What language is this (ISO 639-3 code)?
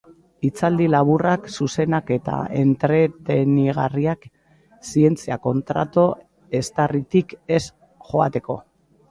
eus